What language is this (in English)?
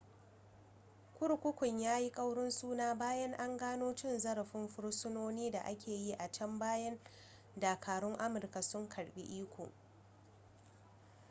Hausa